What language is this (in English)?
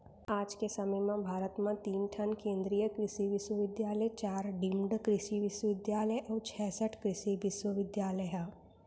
Chhattisgarhi